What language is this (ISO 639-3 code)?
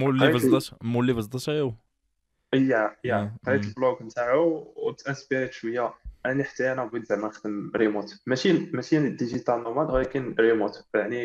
ara